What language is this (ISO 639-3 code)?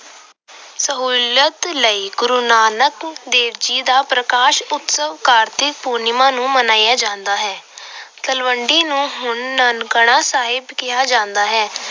pan